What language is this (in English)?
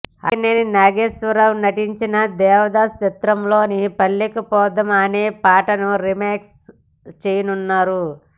Telugu